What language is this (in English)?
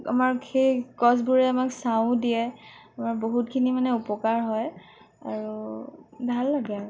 Assamese